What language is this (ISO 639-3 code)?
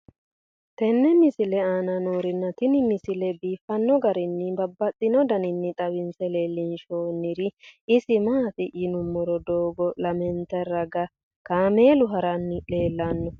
sid